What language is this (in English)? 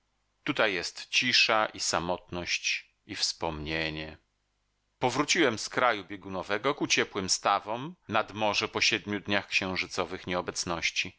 Polish